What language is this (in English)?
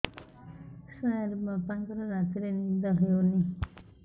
Odia